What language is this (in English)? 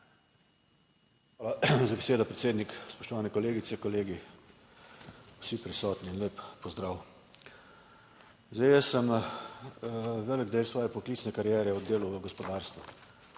Slovenian